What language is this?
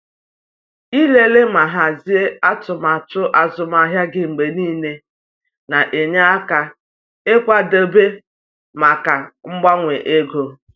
Igbo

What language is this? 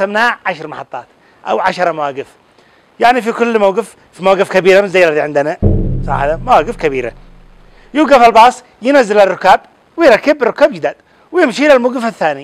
Arabic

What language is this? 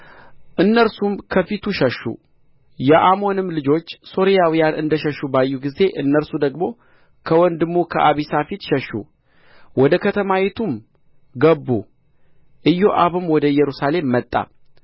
Amharic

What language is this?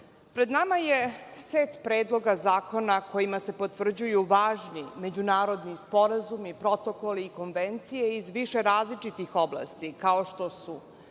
Serbian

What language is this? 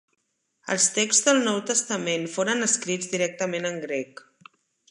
Catalan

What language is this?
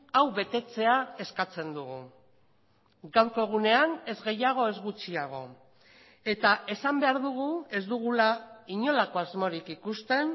Basque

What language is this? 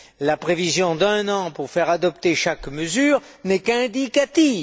French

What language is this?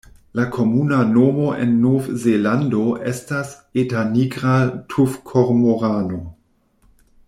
Esperanto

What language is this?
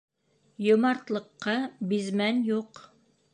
Bashkir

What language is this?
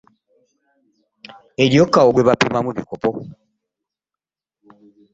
Ganda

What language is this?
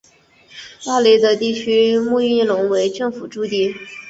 Chinese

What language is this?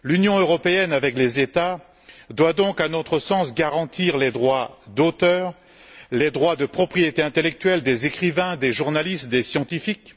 French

